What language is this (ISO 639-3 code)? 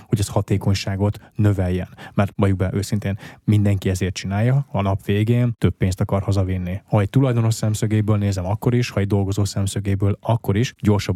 hun